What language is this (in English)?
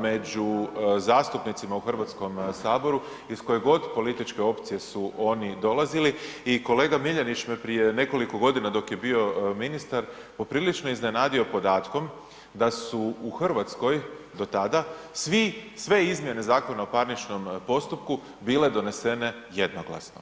Croatian